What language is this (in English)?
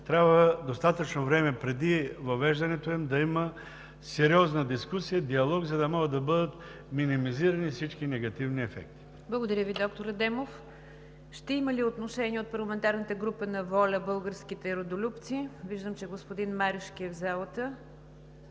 Bulgarian